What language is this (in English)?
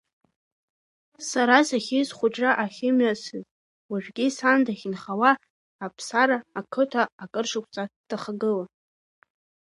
Abkhazian